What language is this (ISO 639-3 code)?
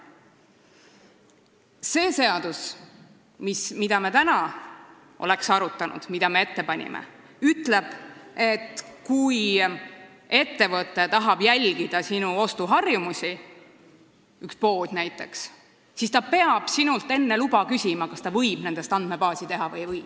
est